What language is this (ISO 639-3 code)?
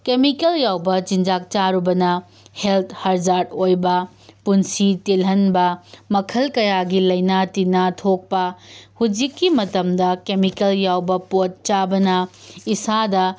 mni